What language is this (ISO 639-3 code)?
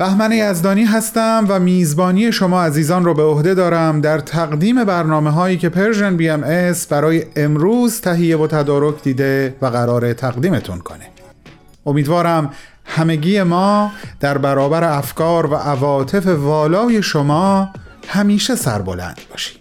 fas